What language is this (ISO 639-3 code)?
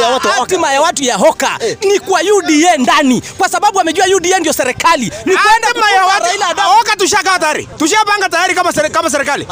swa